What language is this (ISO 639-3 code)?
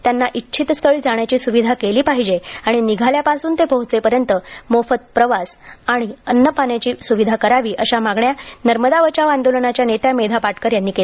mar